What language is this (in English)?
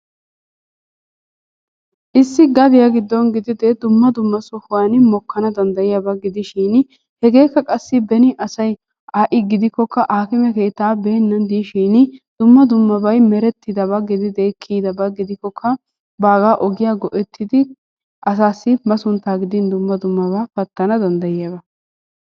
Wolaytta